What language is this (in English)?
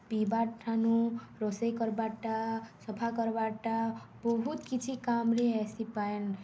Odia